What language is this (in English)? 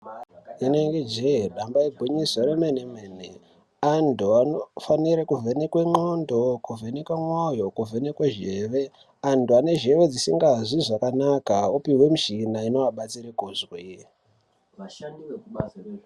Ndau